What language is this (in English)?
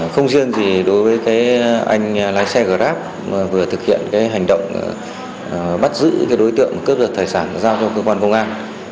Vietnamese